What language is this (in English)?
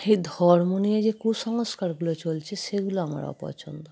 Bangla